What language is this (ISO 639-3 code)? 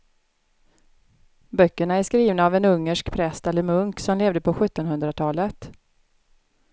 swe